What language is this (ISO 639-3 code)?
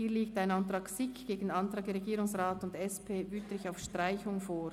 gsw